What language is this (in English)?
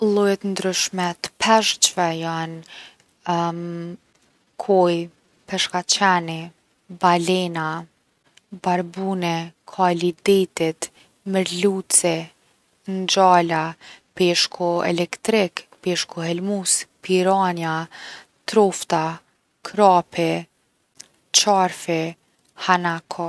Gheg Albanian